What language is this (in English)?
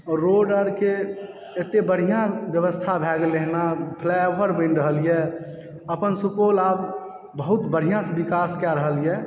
Maithili